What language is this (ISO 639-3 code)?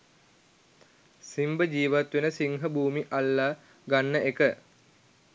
sin